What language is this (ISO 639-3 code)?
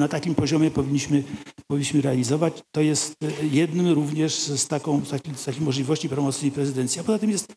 pol